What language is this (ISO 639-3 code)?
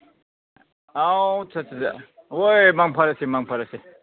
mni